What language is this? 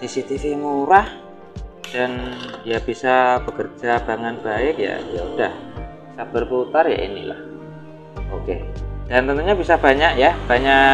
Indonesian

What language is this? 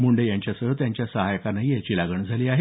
Marathi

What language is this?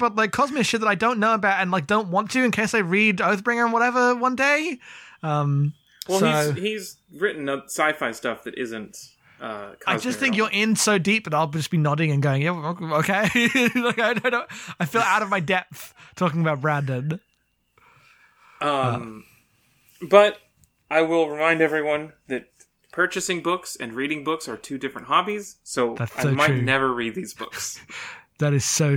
English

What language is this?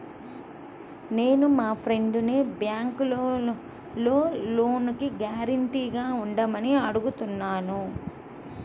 Telugu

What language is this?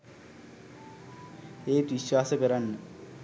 Sinhala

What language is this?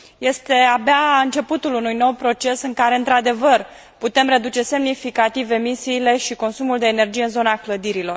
Romanian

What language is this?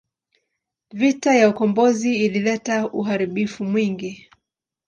Swahili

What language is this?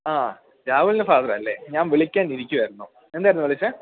Malayalam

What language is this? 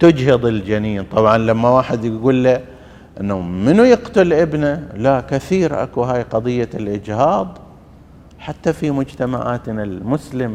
Arabic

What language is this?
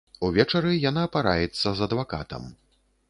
Belarusian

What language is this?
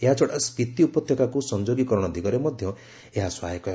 Odia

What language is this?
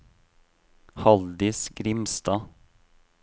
Norwegian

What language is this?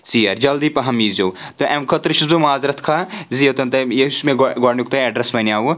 Kashmiri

